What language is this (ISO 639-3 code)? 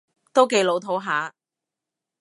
yue